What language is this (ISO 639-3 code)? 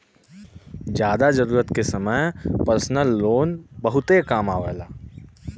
bho